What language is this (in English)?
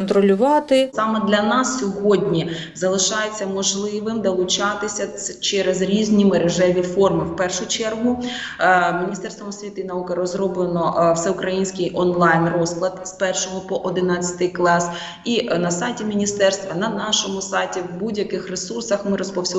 Ukrainian